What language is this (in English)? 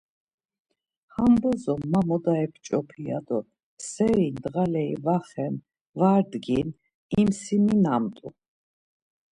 Laz